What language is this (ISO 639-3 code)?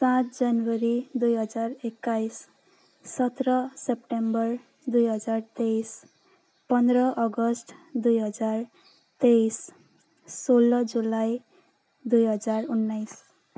nep